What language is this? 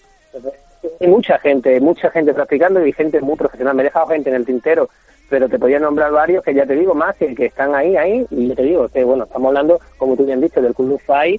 Spanish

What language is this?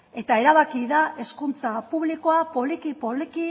Basque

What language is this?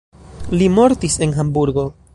Esperanto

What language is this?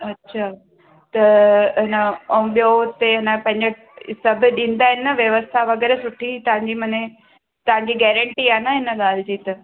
Sindhi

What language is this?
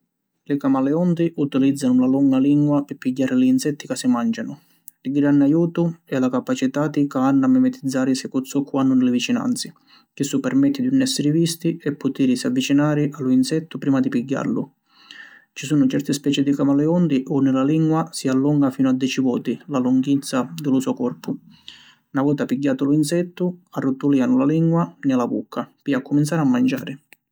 Sicilian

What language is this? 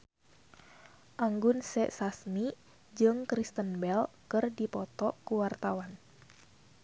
Sundanese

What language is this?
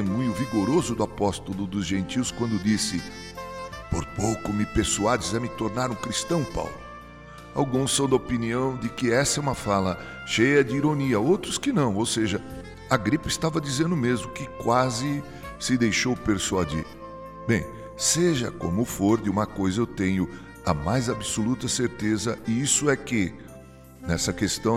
Portuguese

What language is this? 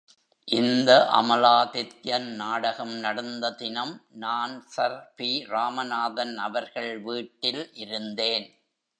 Tamil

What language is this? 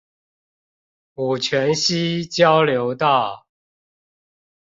Chinese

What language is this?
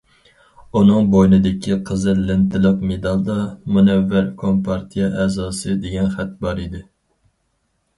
Uyghur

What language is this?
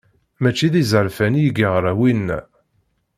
Kabyle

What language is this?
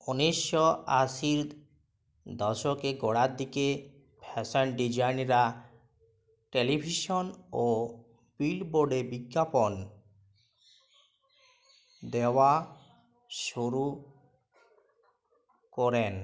Bangla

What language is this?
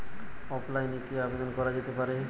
Bangla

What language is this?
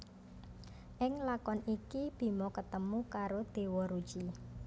Javanese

